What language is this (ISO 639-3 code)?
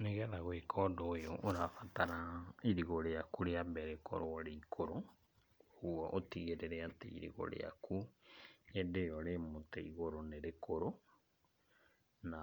kik